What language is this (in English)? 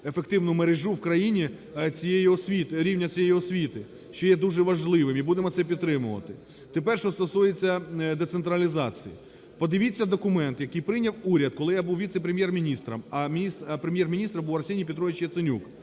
Ukrainian